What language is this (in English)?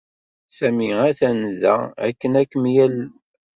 Kabyle